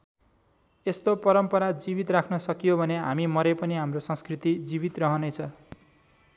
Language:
Nepali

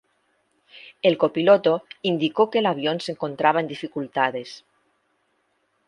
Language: Spanish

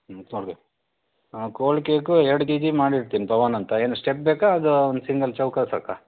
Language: Kannada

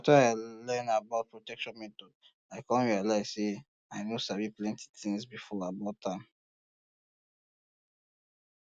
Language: Nigerian Pidgin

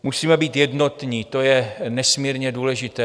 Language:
Czech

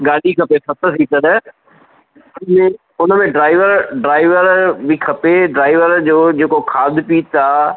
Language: Sindhi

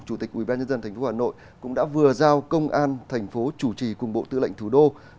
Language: Vietnamese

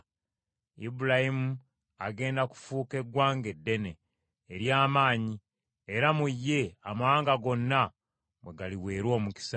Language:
Ganda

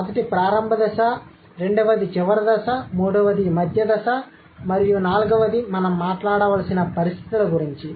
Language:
Telugu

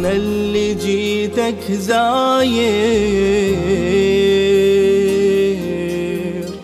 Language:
Arabic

